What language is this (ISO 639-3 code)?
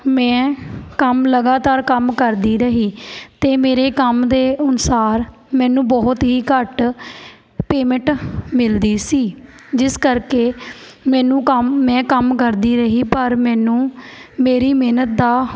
pan